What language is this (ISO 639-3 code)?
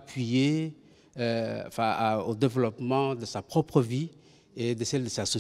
fra